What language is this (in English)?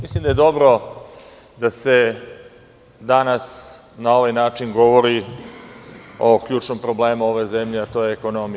Serbian